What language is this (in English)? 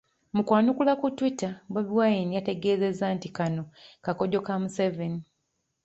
Ganda